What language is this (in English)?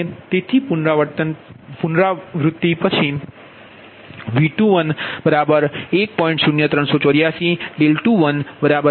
Gujarati